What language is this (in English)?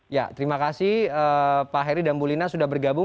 Indonesian